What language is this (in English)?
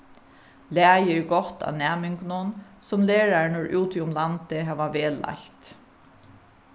Faroese